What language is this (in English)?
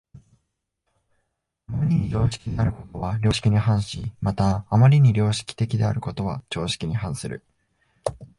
Japanese